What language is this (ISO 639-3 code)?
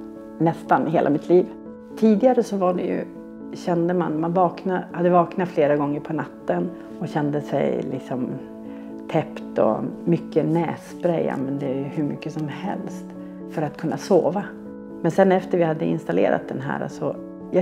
swe